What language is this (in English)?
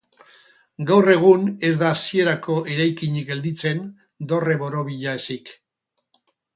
Basque